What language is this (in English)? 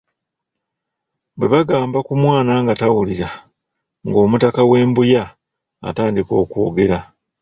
Ganda